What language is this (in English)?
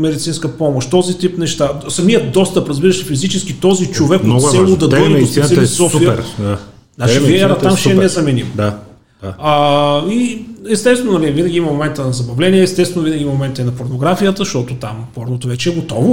Bulgarian